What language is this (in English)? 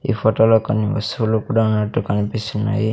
Telugu